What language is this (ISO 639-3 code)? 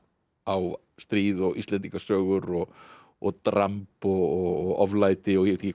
isl